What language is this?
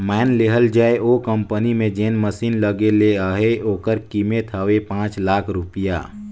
Chhattisgarhi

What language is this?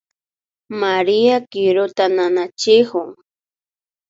Imbabura Highland Quichua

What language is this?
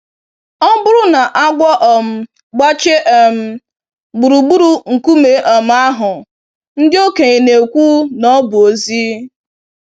Igbo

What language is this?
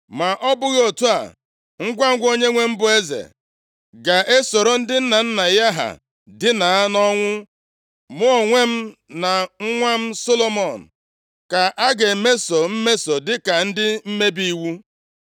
Igbo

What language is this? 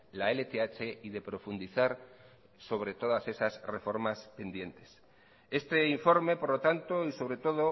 Spanish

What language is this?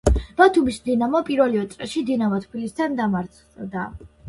Georgian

